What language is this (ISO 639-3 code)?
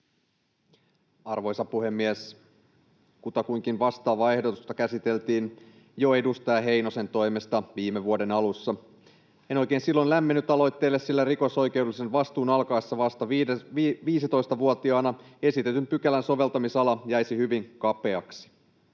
fin